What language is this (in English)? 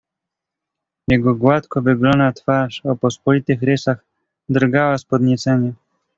Polish